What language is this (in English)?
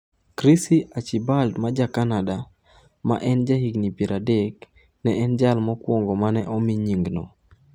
Luo (Kenya and Tanzania)